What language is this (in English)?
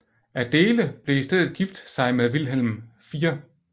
Danish